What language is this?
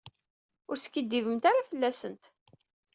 Kabyle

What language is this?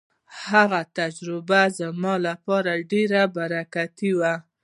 Pashto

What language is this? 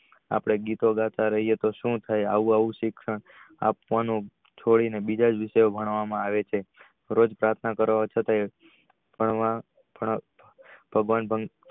Gujarati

